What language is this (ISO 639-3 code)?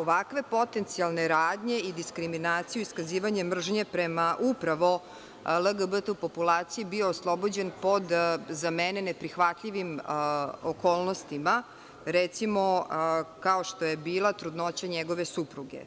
srp